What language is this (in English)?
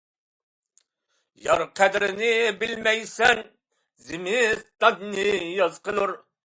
Uyghur